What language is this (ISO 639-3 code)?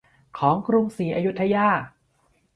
tha